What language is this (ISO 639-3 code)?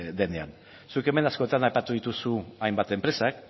eus